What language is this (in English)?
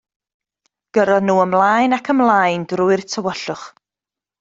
Welsh